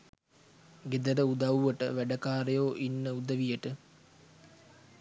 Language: Sinhala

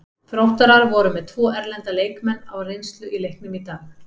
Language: Icelandic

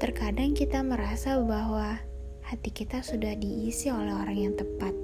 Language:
Indonesian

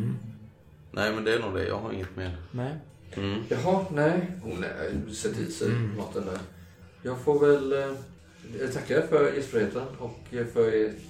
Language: Swedish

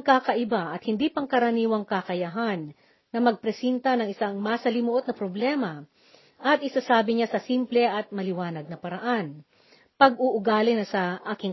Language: Filipino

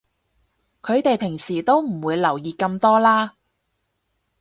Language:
Cantonese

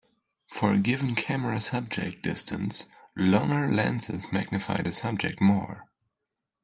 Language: English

